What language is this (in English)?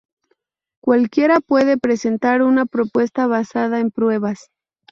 Spanish